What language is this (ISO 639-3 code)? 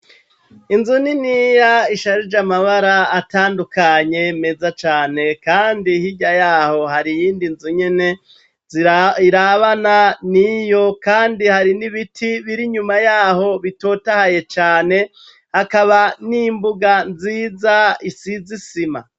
run